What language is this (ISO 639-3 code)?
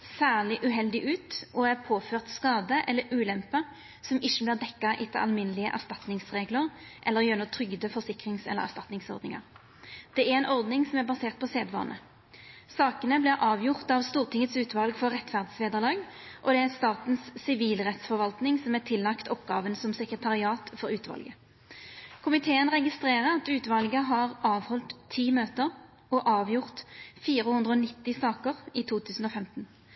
nno